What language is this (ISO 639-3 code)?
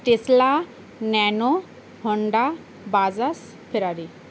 ben